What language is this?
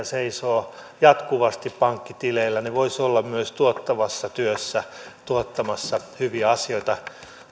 Finnish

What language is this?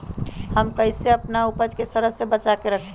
Magahi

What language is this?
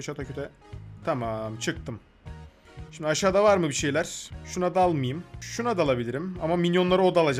Turkish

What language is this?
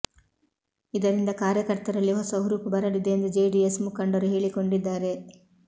Kannada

